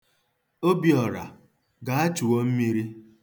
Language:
Igbo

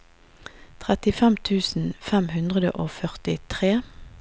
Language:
Norwegian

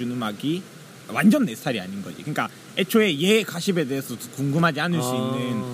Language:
Korean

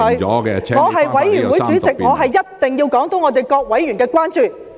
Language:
Cantonese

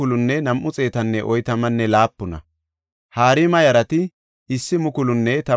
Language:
Gofa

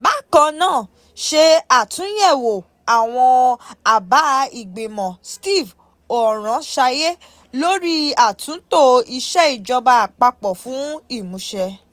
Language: Yoruba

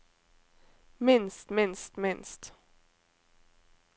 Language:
Norwegian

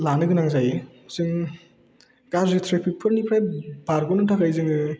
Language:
Bodo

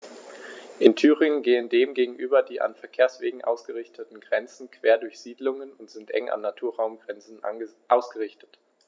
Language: German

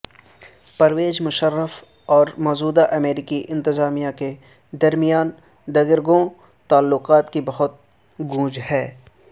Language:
Urdu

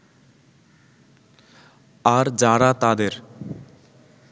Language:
Bangla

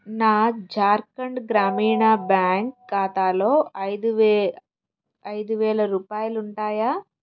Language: Telugu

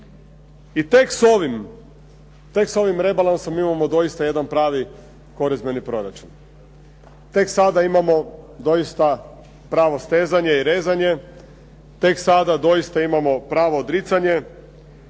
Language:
Croatian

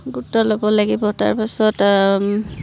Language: Assamese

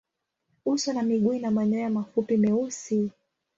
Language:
Swahili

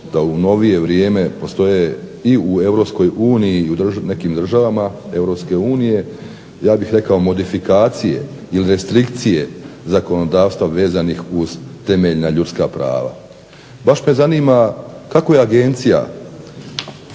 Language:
Croatian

